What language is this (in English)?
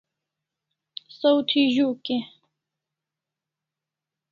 Kalasha